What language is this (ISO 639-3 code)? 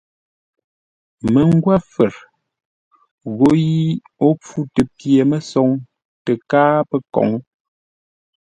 nla